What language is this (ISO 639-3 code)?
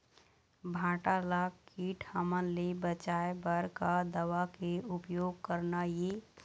hne